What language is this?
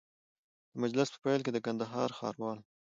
Pashto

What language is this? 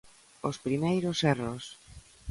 Galician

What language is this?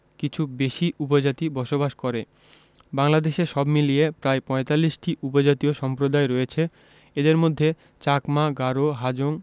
Bangla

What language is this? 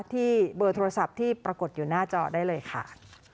Thai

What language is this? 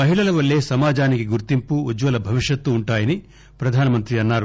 Telugu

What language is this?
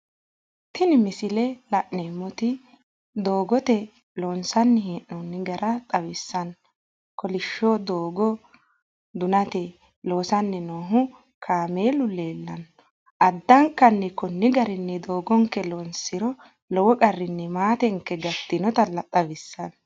Sidamo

